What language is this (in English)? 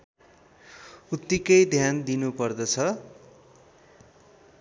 Nepali